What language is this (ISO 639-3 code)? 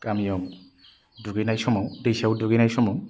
brx